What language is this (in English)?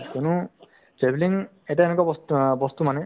Assamese